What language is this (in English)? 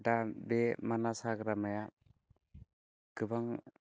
Bodo